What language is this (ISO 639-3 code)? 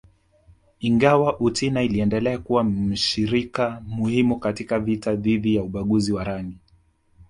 swa